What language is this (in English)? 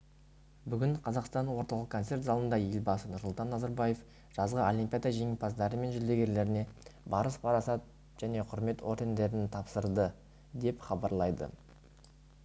Kazakh